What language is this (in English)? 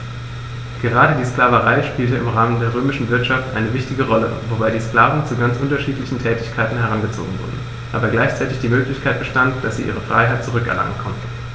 German